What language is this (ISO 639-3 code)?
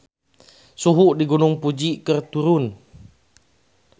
sun